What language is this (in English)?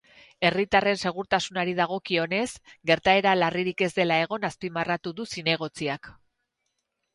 Basque